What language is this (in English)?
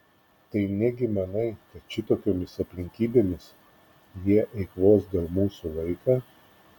Lithuanian